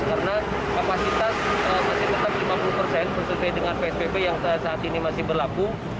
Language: Indonesian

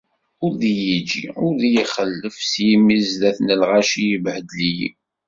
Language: Kabyle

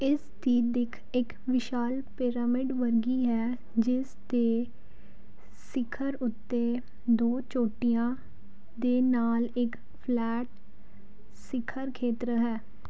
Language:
Punjabi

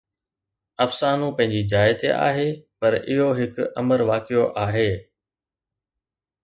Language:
Sindhi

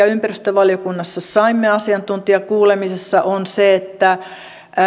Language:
Finnish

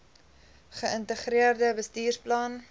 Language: Afrikaans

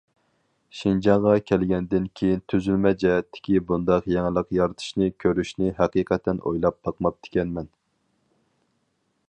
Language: Uyghur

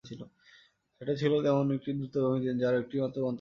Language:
Bangla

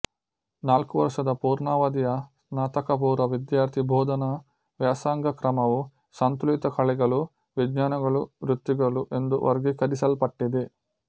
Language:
Kannada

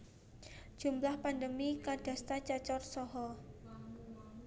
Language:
Javanese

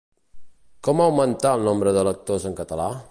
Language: Catalan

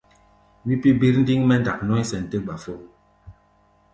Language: Gbaya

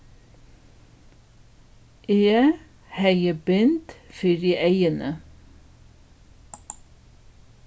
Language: Faroese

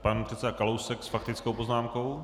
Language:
Czech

